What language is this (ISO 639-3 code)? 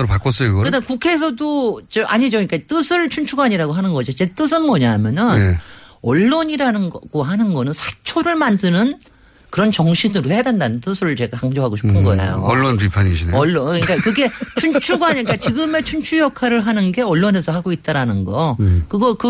kor